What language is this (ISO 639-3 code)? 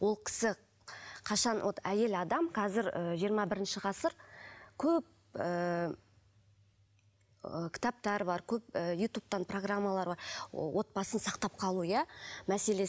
kaz